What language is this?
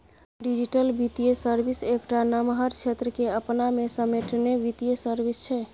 Maithili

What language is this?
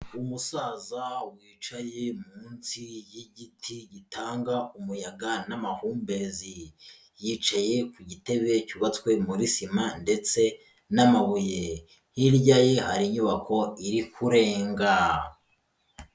Kinyarwanda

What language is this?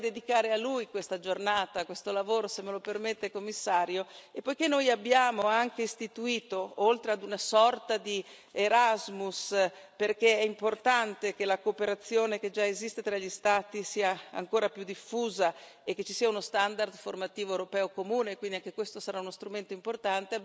Italian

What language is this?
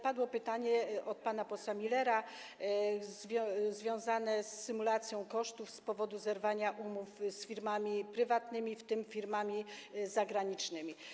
Polish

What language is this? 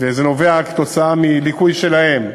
Hebrew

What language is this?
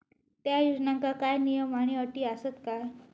Marathi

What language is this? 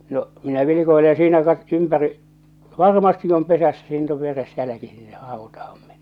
Finnish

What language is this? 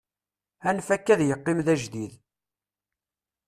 Kabyle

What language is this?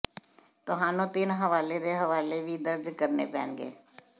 Punjabi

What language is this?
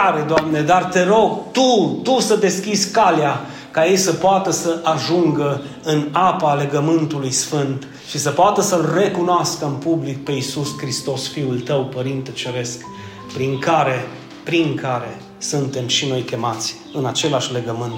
Romanian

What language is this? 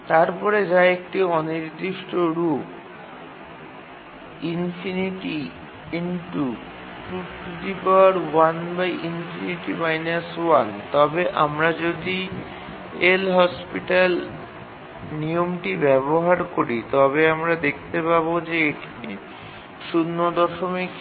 Bangla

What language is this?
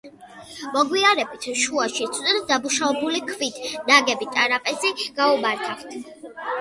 Georgian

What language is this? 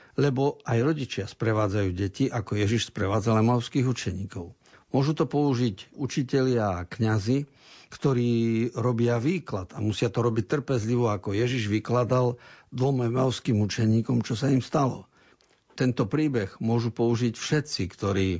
Slovak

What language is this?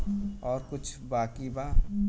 Bhojpuri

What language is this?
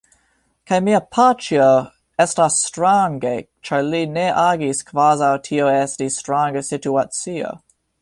Esperanto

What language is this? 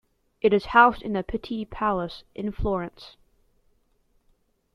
English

